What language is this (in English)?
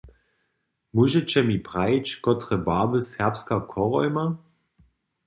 Upper Sorbian